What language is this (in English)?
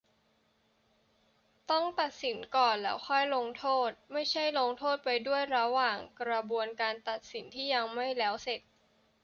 Thai